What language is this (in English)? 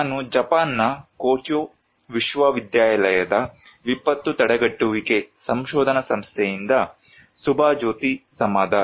Kannada